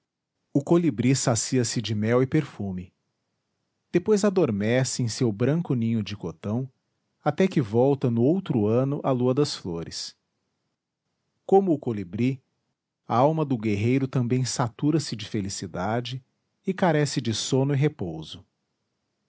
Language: Portuguese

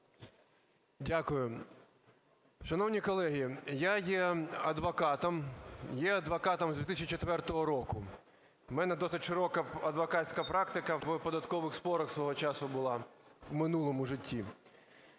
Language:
Ukrainian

